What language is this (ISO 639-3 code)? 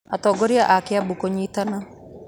kik